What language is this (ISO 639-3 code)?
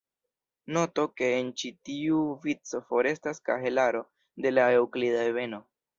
epo